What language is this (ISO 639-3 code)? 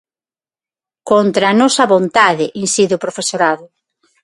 glg